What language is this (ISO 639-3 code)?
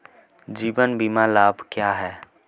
hin